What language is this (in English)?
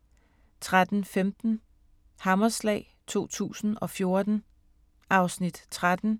Danish